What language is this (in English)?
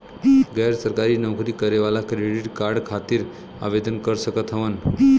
Bhojpuri